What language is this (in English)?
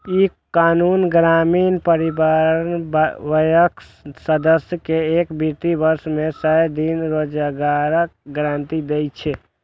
Maithili